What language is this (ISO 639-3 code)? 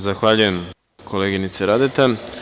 srp